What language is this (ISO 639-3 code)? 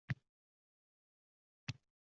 uzb